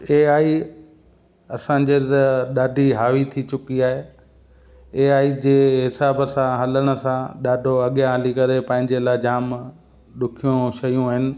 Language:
Sindhi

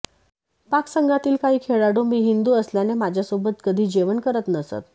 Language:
Marathi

